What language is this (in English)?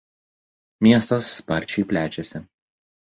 Lithuanian